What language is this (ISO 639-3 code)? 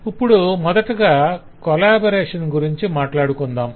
tel